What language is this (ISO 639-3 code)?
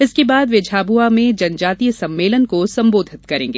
hin